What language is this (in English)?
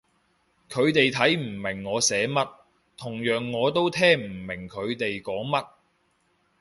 Cantonese